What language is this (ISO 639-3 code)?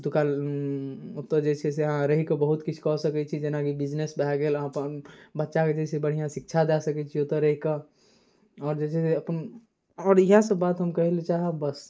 mai